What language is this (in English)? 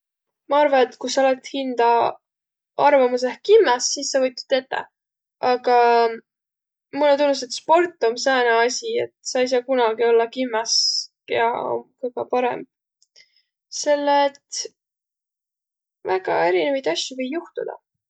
Võro